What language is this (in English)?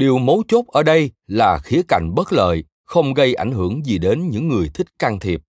Vietnamese